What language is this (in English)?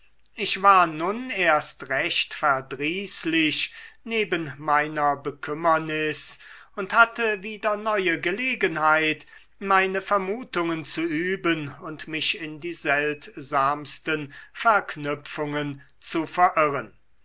German